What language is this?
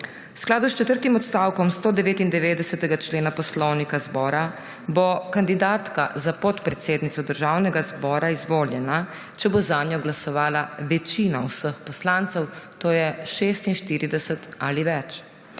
Slovenian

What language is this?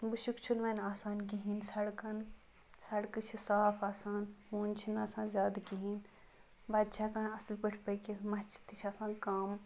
Kashmiri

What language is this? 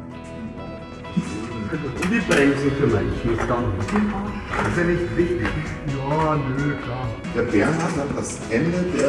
German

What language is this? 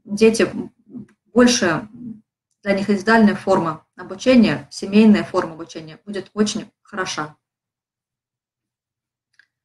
Russian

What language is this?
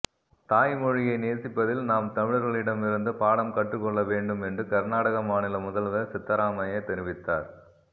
Tamil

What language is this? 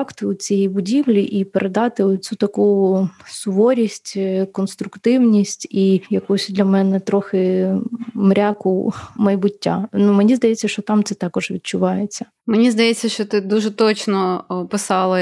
Ukrainian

